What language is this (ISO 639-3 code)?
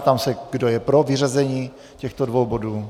ces